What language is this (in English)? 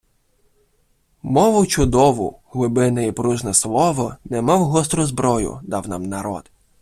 Ukrainian